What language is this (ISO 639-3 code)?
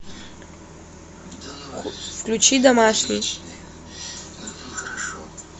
rus